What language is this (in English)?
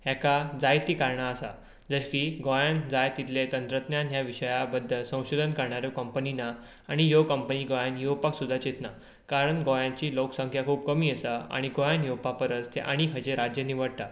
Konkani